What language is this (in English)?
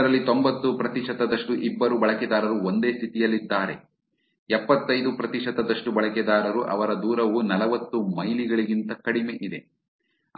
Kannada